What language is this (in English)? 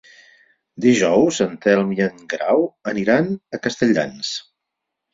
Catalan